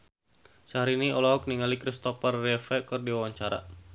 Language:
Sundanese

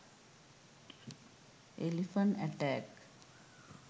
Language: Sinhala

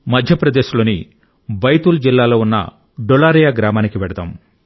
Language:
Telugu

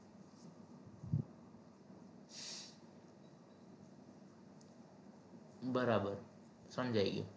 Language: Gujarati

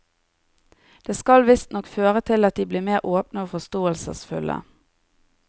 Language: Norwegian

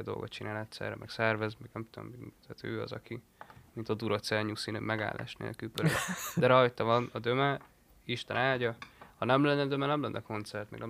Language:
Hungarian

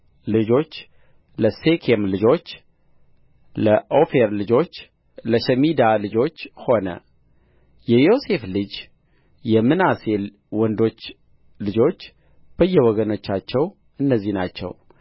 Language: Amharic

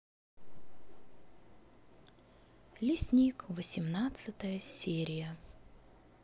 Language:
Russian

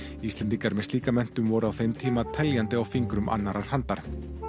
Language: Icelandic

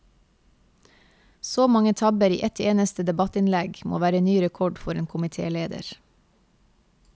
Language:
Norwegian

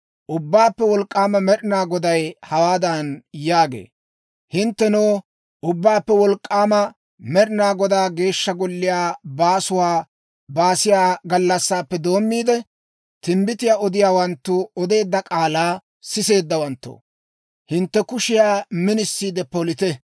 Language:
Dawro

